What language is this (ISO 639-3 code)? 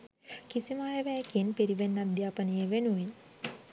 sin